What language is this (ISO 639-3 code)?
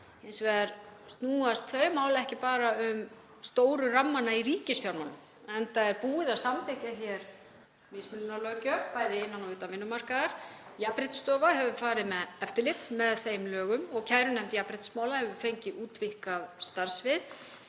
isl